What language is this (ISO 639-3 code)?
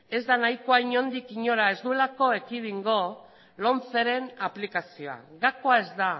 eus